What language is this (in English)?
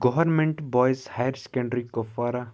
Kashmiri